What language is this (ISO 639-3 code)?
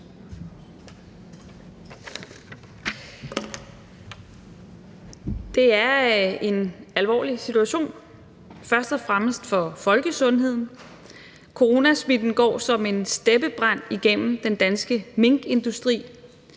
dan